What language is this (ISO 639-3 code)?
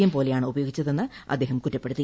mal